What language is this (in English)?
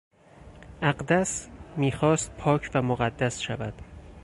Persian